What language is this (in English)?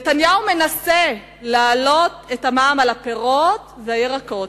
Hebrew